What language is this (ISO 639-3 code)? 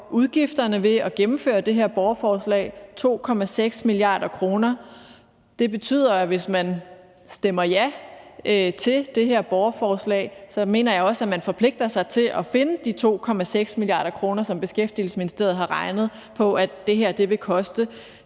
dan